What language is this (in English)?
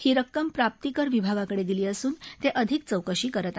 Marathi